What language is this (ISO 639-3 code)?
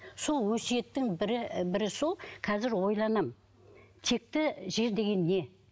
kaz